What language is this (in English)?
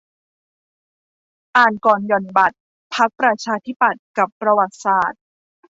Thai